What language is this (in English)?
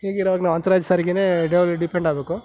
Kannada